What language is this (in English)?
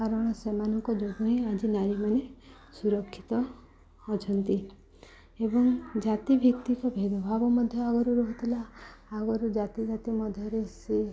Odia